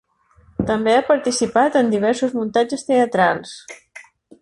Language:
Catalan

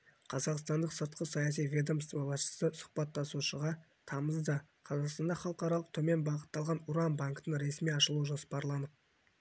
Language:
Kazakh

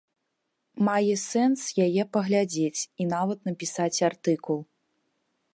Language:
Belarusian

